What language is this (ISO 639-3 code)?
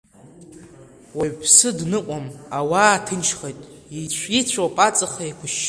abk